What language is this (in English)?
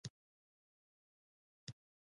Pashto